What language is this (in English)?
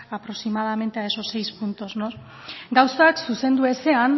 Spanish